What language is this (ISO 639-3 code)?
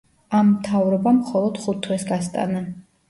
kat